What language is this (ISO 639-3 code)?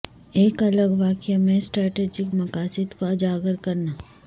urd